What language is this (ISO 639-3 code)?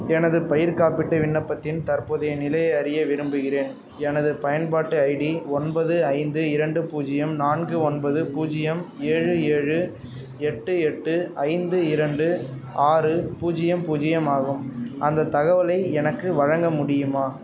tam